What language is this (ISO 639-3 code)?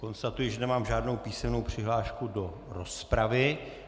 ces